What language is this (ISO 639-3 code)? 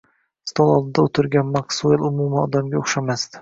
uzb